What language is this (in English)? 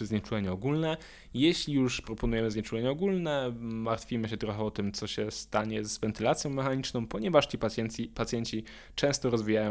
Polish